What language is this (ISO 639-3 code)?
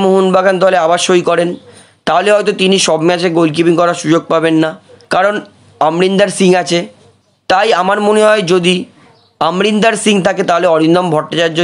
hin